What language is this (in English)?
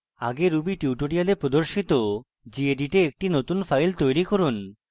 Bangla